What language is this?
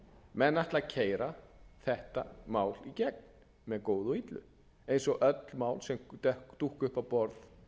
Icelandic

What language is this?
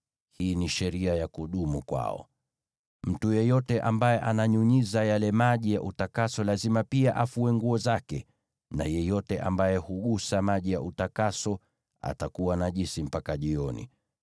Swahili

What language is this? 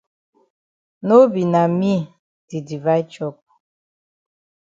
Cameroon Pidgin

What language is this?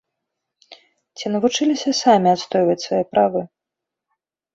Belarusian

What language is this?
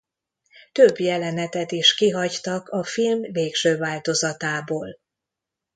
Hungarian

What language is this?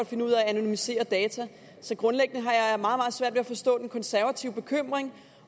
Danish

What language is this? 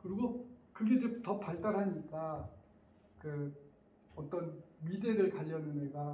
Korean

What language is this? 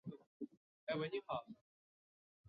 Chinese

